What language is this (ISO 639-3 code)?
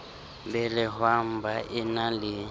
sot